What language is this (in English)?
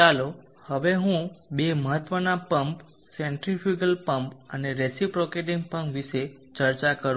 Gujarati